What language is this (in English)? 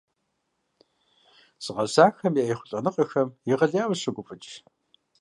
Kabardian